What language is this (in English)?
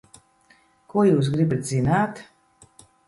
Latvian